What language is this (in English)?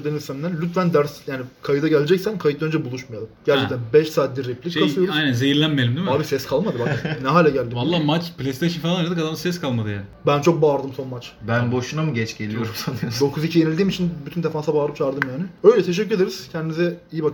Turkish